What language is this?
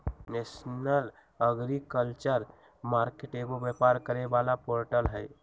Magahi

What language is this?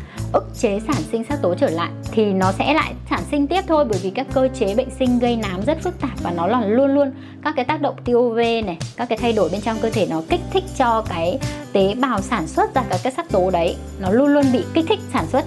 Vietnamese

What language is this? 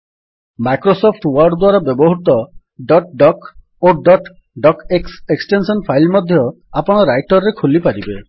Odia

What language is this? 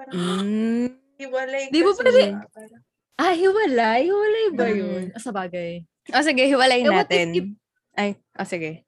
Filipino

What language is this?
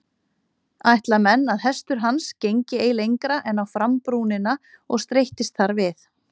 Icelandic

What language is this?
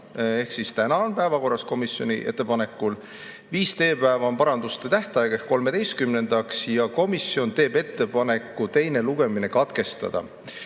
Estonian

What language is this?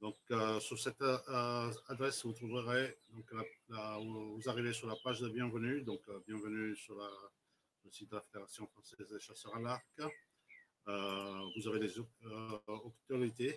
French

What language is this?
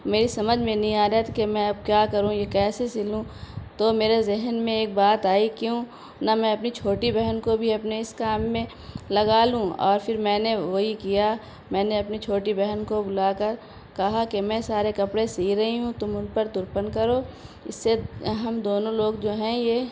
Urdu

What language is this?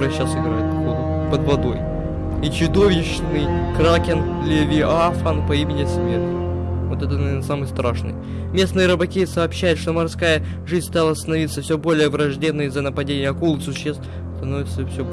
Russian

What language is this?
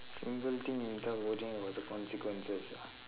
English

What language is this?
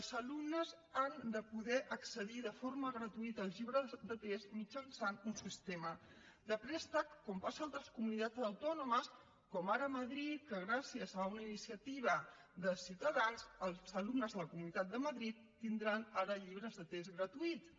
Catalan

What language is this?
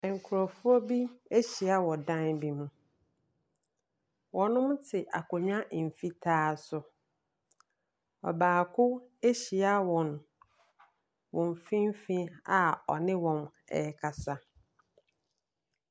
Akan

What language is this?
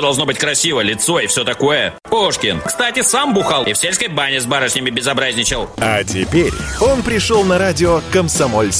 Russian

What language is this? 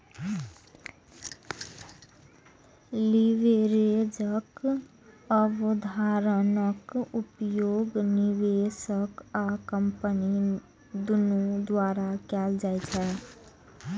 Maithili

